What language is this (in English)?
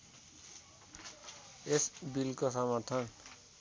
Nepali